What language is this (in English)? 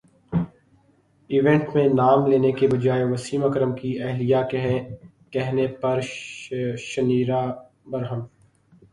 Urdu